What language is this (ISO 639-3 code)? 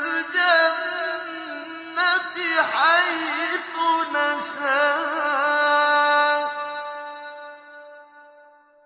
ara